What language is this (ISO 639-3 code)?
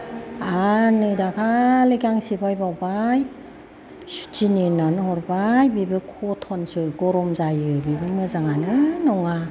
brx